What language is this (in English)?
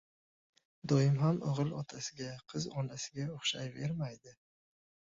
Uzbek